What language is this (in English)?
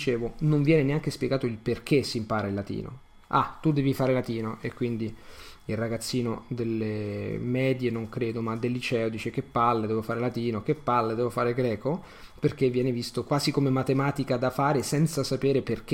Italian